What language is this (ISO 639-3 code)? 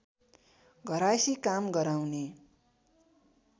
nep